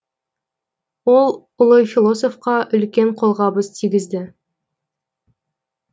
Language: Kazakh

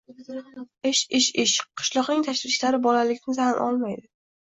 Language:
Uzbek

